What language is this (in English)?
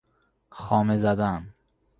Persian